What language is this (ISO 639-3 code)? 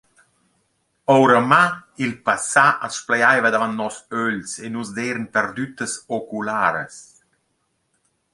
roh